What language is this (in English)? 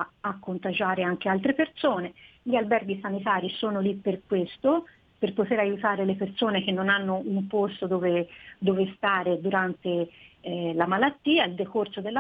Italian